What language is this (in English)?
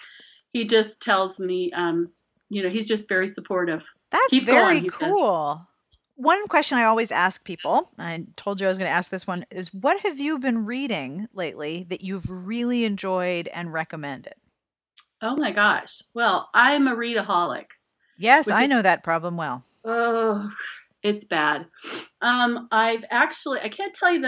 English